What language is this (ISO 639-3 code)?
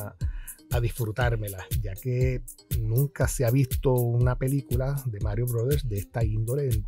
spa